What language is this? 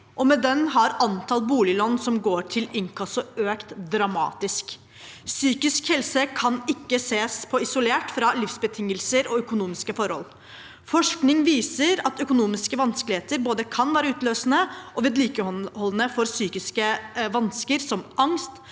Norwegian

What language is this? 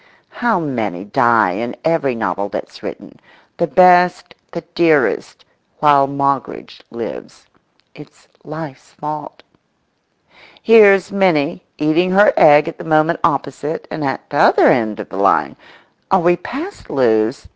English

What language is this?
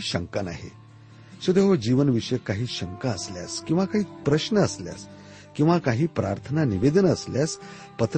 Marathi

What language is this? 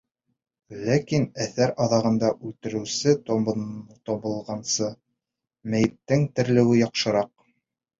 Bashkir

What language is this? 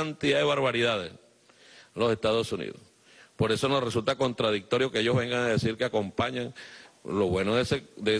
Spanish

